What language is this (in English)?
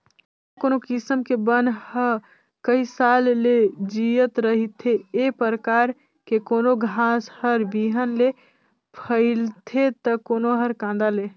Chhattisgarhi